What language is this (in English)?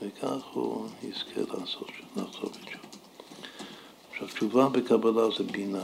Hebrew